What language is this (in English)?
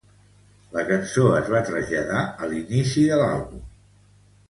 Catalan